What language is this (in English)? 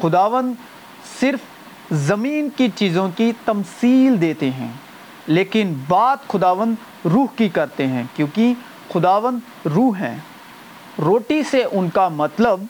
Urdu